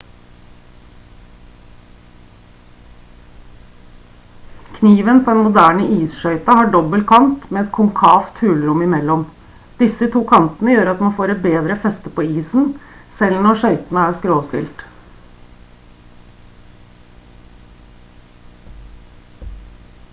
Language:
Norwegian Bokmål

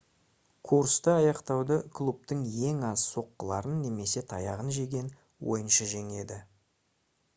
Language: Kazakh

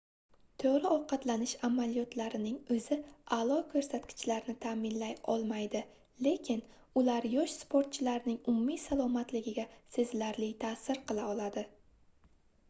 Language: Uzbek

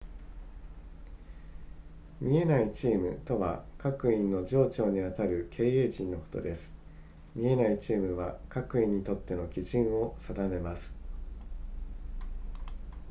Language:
Japanese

